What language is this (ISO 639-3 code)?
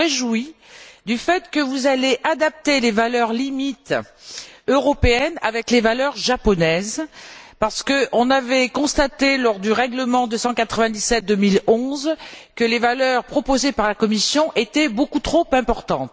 fra